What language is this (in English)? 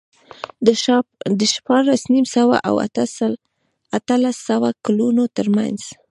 Pashto